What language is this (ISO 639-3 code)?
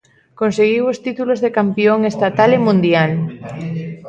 glg